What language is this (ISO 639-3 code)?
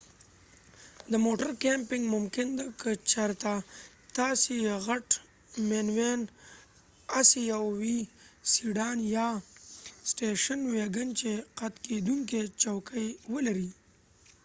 pus